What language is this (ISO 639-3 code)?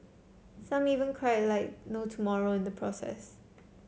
eng